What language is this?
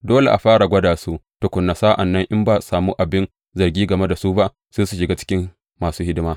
Hausa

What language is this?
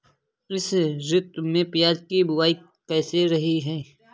Hindi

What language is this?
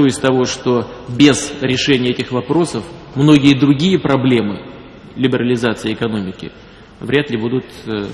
Russian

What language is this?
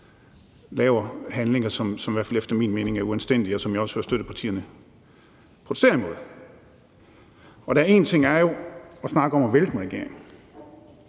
Danish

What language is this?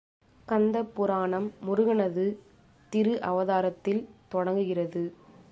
Tamil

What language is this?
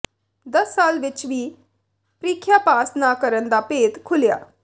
Punjabi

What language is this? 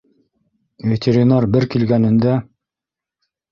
Bashkir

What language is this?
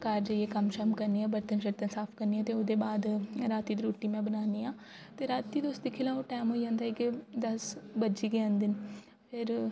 Dogri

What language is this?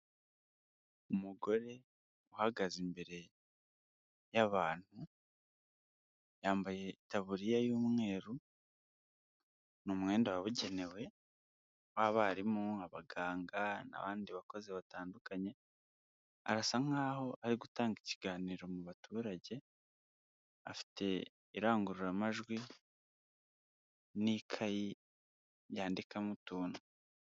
Kinyarwanda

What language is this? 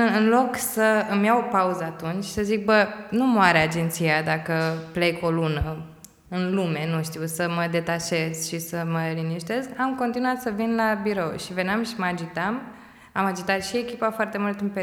Romanian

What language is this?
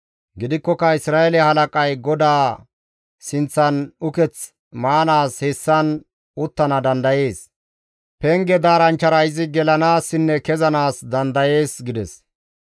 Gamo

